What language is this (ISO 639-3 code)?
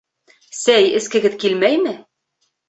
bak